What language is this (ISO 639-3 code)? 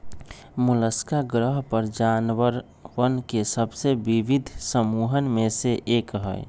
mag